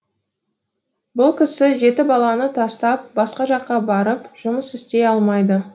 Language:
Kazakh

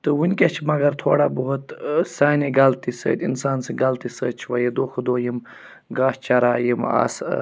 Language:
Kashmiri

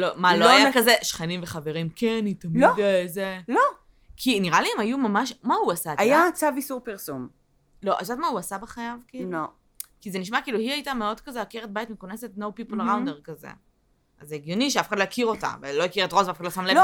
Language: Hebrew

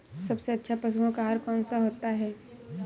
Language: Hindi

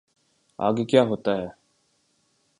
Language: Urdu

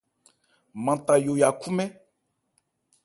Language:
Ebrié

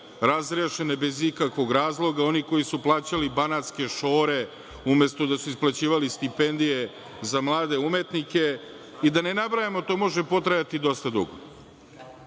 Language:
Serbian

